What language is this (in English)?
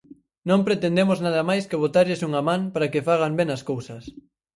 Galician